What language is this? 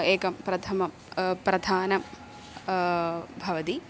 Sanskrit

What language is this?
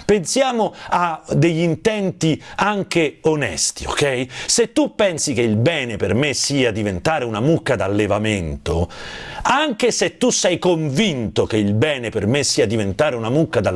Italian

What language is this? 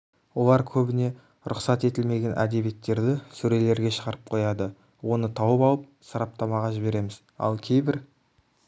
Kazakh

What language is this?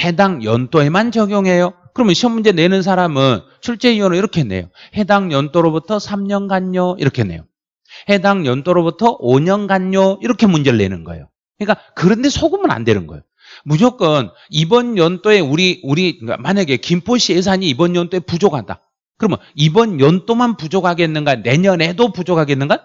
Korean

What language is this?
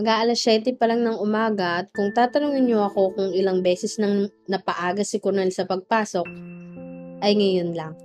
Filipino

